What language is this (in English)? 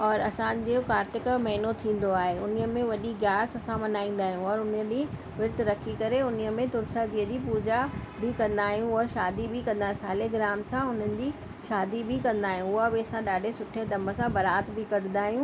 Sindhi